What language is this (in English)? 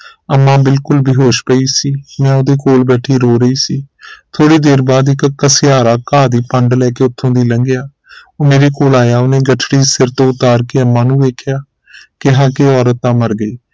Punjabi